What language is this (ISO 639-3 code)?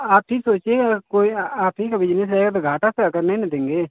hin